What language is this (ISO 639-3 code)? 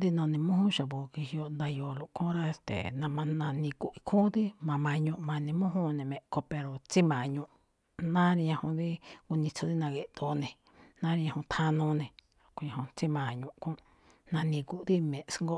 tcf